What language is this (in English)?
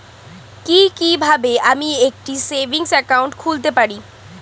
Bangla